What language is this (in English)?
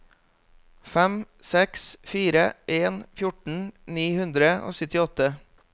Norwegian